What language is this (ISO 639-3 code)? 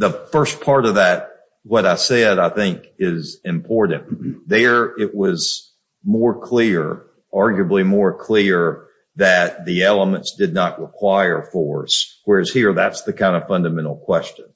eng